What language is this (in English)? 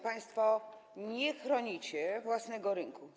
Polish